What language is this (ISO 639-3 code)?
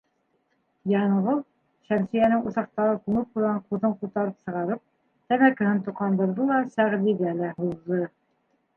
bak